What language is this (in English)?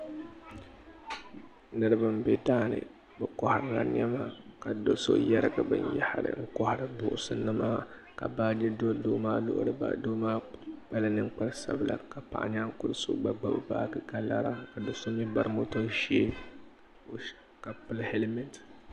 Dagbani